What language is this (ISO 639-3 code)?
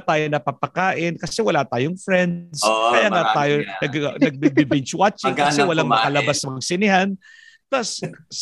fil